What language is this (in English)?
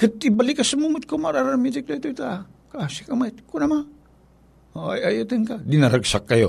Filipino